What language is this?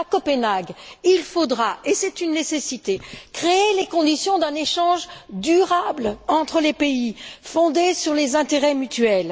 French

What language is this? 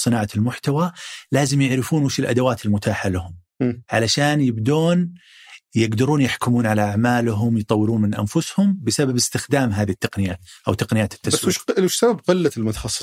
Arabic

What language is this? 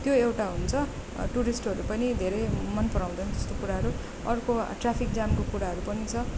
Nepali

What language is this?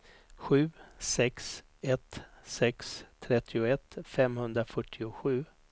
Swedish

